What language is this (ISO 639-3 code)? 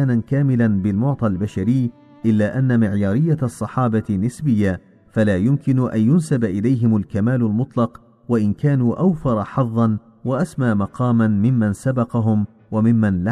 ara